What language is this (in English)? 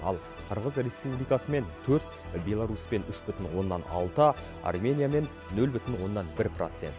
Kazakh